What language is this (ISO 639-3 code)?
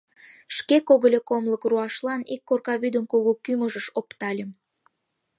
chm